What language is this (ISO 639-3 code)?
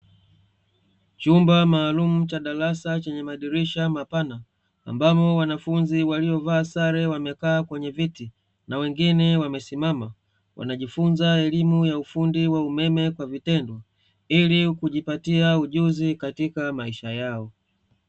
swa